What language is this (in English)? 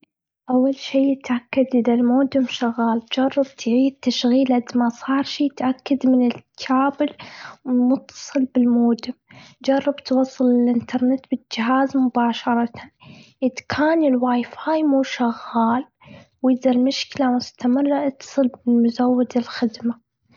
Gulf Arabic